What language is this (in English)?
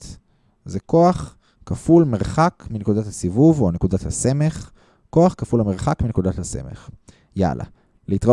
Hebrew